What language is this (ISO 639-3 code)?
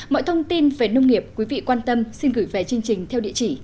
vie